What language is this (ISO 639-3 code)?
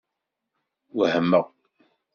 kab